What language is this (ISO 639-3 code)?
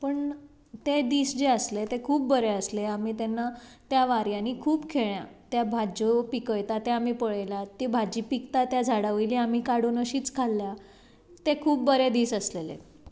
kok